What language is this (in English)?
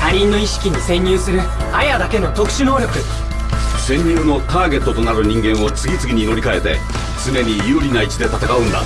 Japanese